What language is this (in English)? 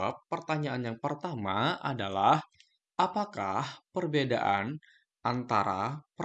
Indonesian